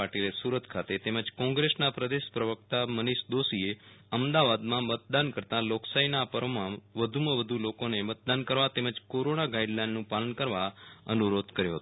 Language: Gujarati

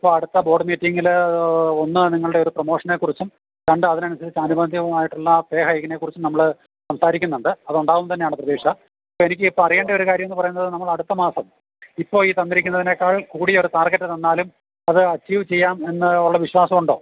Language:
Malayalam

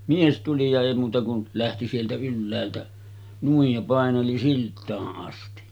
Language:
Finnish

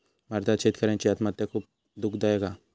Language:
Marathi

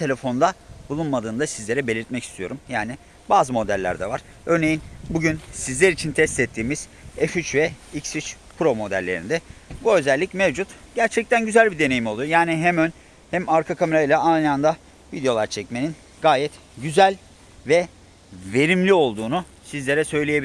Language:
Turkish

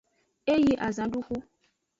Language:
Aja (Benin)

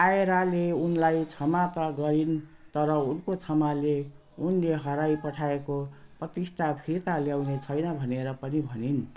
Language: Nepali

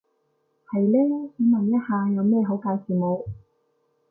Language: Cantonese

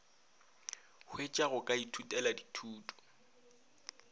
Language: Northern Sotho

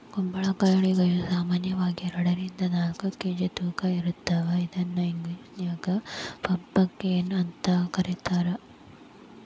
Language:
Kannada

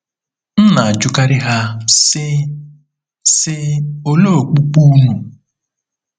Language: Igbo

